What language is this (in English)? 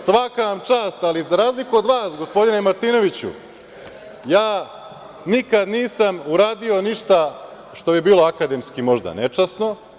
Serbian